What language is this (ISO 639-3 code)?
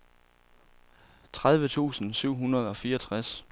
dan